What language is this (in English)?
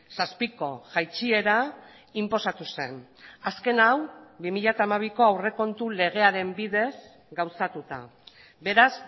Basque